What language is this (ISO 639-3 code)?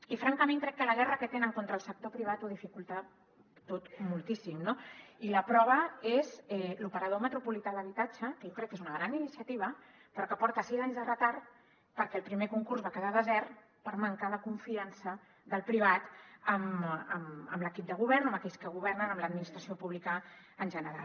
cat